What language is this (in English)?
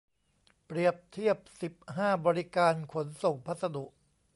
Thai